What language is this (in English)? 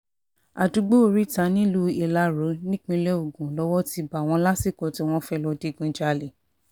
Yoruba